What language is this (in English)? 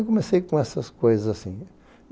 Portuguese